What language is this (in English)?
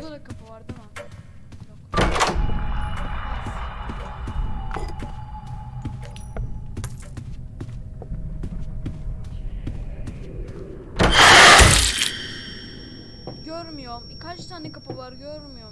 Turkish